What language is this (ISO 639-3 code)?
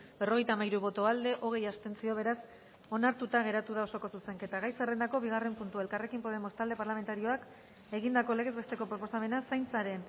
eus